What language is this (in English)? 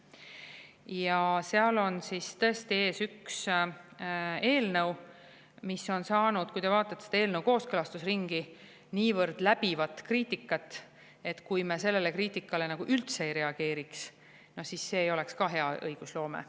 Estonian